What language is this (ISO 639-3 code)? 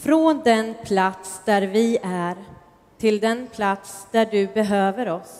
swe